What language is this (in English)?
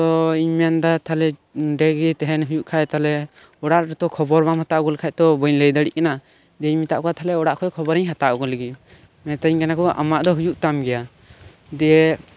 Santali